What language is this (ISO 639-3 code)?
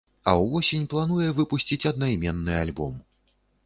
bel